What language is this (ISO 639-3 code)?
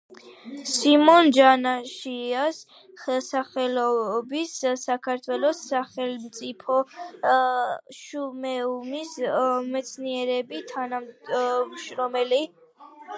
kat